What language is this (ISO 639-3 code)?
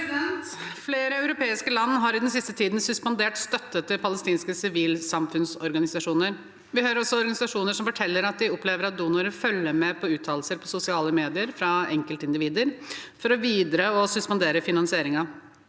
nor